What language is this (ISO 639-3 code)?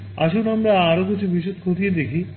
ben